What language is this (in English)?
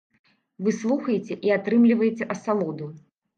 Belarusian